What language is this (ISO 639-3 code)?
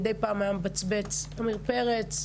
heb